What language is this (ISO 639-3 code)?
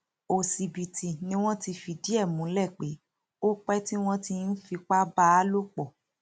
yor